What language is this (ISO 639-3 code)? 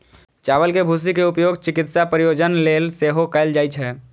mai